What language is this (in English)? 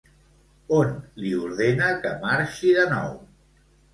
Catalan